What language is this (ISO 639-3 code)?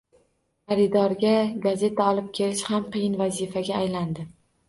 uzb